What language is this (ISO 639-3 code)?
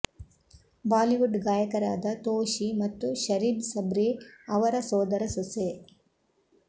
kan